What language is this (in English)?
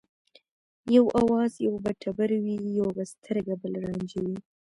Pashto